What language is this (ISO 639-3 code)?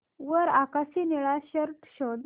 mar